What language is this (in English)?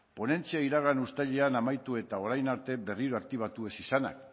Basque